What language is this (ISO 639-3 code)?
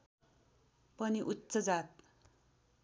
nep